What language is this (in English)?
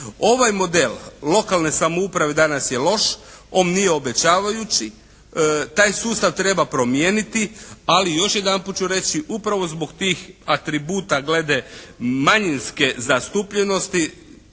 Croatian